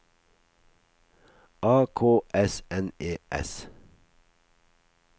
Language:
Norwegian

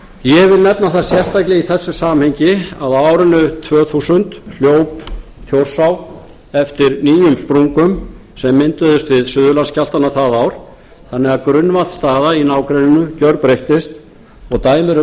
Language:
Icelandic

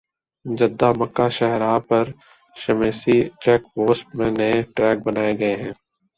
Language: Urdu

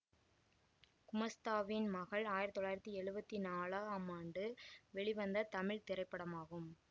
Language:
Tamil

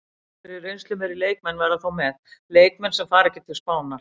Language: Icelandic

